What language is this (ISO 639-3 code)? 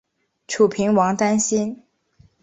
zho